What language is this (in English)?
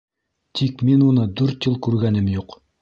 Bashkir